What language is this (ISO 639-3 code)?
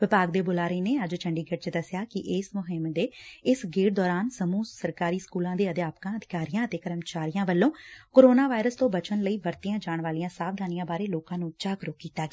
pan